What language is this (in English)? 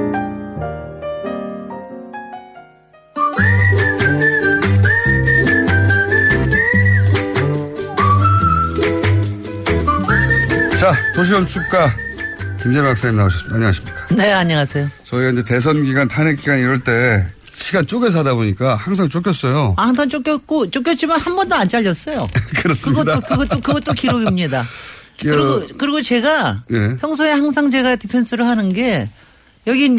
Korean